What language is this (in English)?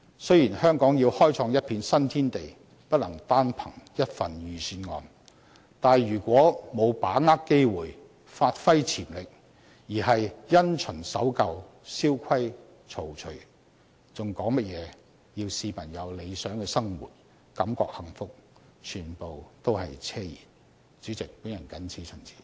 Cantonese